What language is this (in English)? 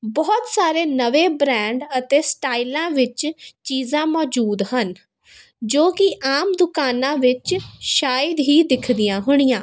Punjabi